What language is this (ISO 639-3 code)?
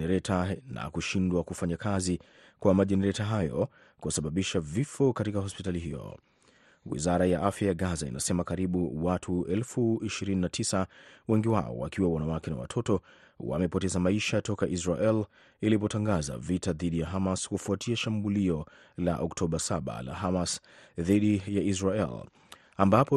swa